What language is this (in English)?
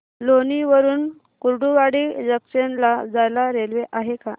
Marathi